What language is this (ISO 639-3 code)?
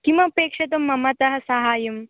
san